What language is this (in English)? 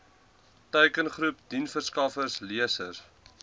Afrikaans